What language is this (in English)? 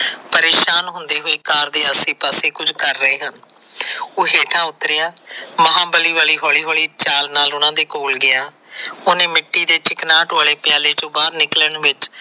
Punjabi